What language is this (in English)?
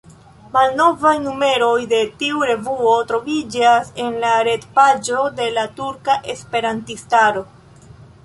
Esperanto